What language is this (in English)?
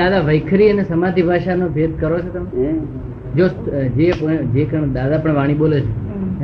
Gujarati